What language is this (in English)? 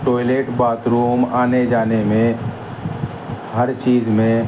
Urdu